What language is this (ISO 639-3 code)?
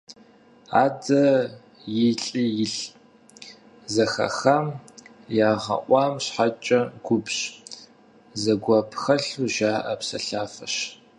kbd